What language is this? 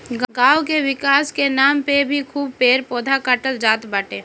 Bhojpuri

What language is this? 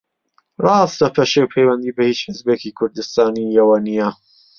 Central Kurdish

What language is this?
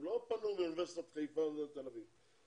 Hebrew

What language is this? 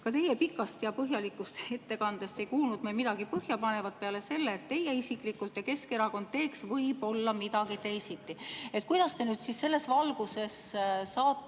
Estonian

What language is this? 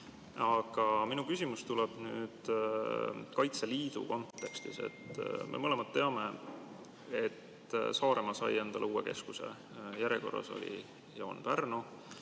Estonian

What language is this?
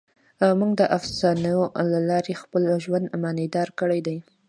Pashto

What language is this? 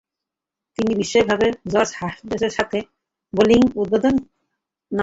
Bangla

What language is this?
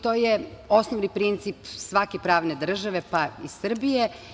Serbian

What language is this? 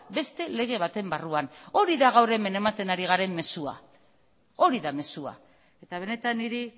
Basque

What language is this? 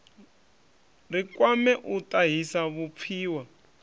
Venda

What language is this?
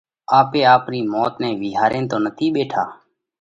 Parkari Koli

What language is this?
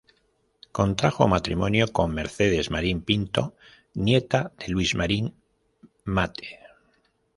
Spanish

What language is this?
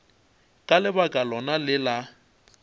Northern Sotho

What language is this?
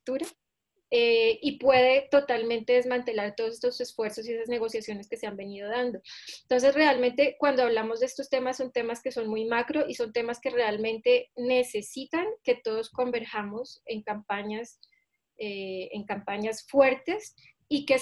Spanish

